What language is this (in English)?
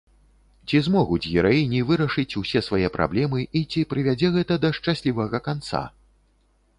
Belarusian